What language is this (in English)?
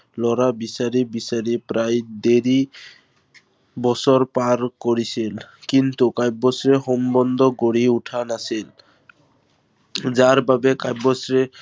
Assamese